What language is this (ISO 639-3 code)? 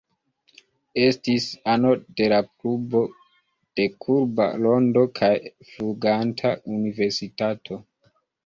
epo